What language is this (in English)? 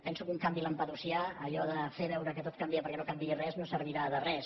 Catalan